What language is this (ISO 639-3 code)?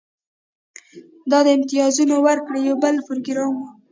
pus